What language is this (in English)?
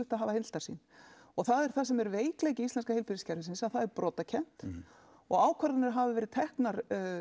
Icelandic